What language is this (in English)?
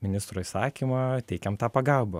Lithuanian